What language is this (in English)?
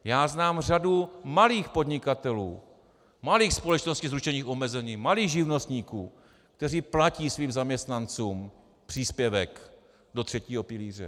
Czech